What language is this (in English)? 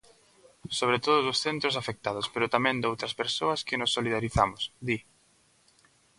Galician